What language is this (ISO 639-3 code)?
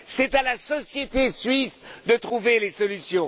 fra